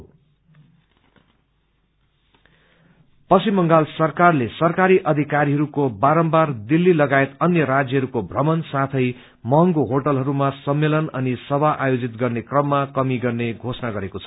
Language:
Nepali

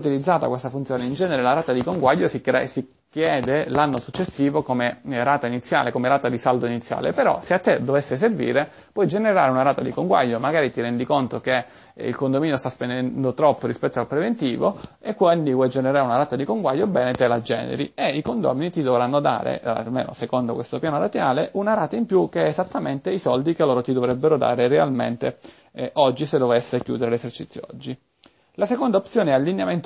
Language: Italian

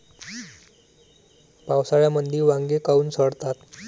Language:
Marathi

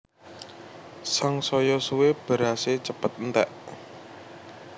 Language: Javanese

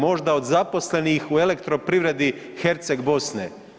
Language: Croatian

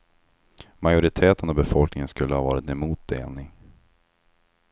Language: Swedish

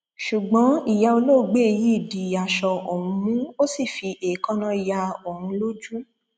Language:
Yoruba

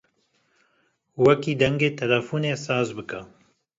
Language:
Kurdish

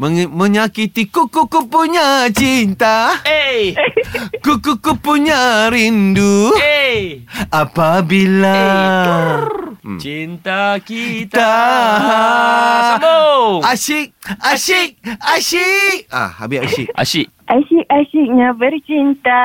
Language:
Malay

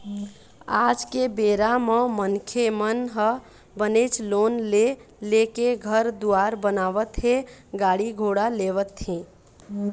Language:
Chhattisgarhi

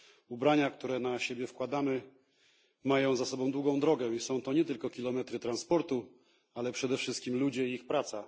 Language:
Polish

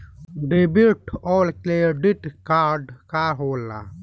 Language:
Bhojpuri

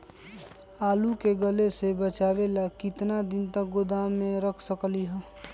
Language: Magahi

